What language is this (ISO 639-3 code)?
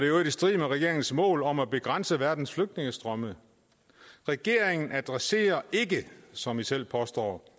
dan